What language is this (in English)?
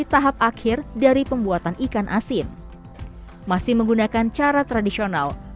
Indonesian